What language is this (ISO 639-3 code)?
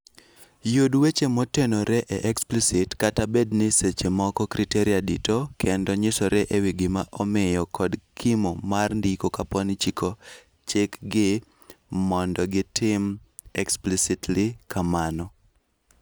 luo